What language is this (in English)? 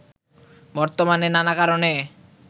Bangla